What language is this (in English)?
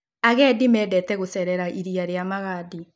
Kikuyu